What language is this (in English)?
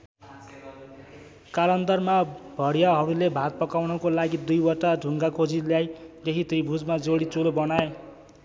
Nepali